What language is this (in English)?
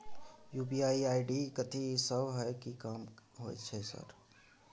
Maithili